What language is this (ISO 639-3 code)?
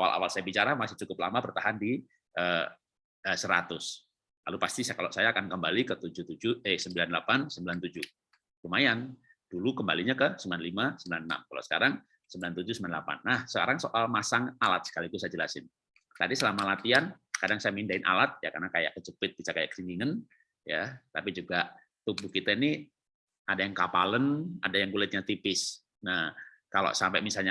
ind